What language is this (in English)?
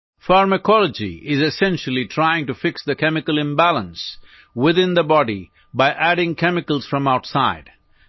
Odia